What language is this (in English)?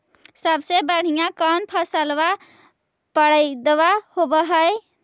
Magahi